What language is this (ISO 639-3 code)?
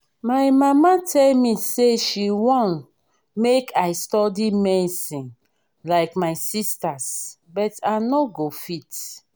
pcm